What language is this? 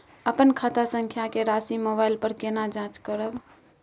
Maithili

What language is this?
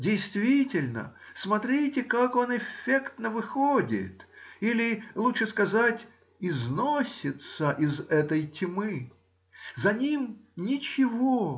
Russian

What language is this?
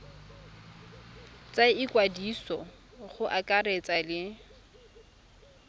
Tswana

